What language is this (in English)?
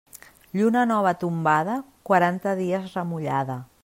Catalan